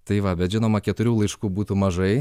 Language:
Lithuanian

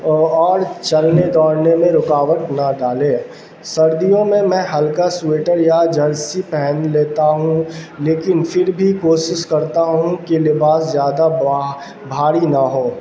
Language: Urdu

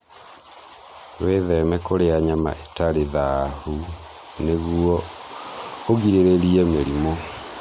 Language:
Kikuyu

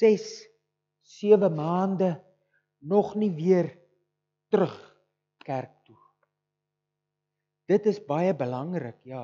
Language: Dutch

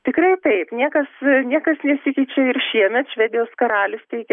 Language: Lithuanian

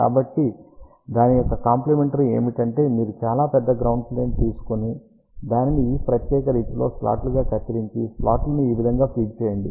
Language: Telugu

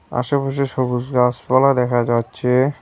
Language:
Bangla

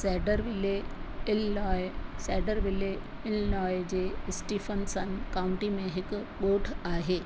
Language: Sindhi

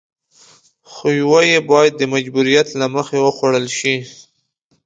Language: Pashto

